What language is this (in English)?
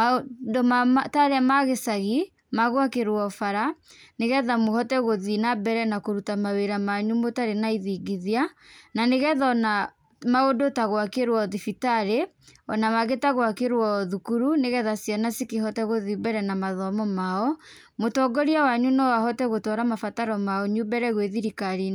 Kikuyu